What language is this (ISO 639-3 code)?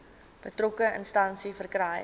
afr